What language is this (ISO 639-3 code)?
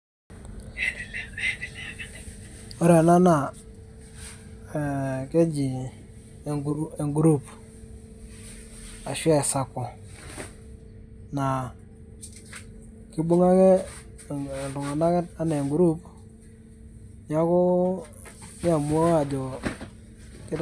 mas